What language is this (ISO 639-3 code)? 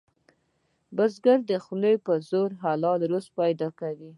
pus